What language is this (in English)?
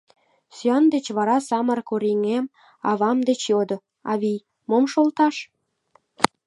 Mari